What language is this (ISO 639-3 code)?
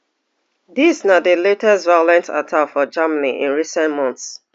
pcm